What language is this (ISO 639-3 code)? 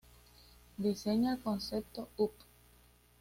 spa